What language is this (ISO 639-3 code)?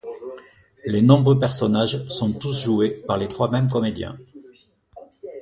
fra